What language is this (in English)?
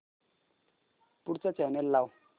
Marathi